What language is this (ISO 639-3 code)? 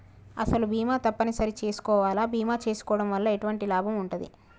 tel